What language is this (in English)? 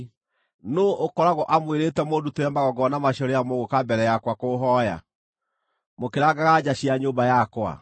Kikuyu